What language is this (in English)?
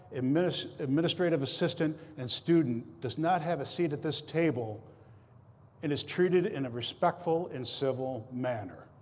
English